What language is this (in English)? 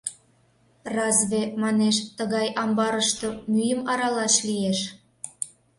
Mari